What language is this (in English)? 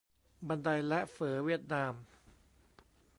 Thai